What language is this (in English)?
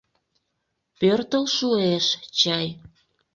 Mari